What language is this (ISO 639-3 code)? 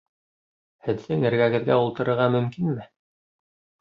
bak